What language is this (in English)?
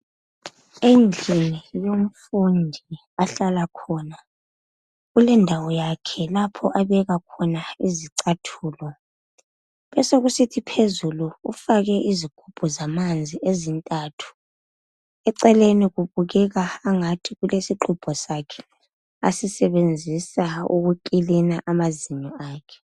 North Ndebele